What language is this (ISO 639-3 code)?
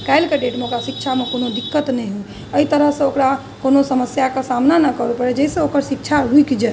mai